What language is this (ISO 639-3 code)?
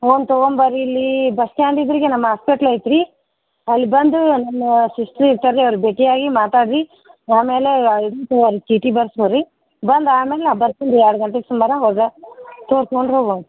kan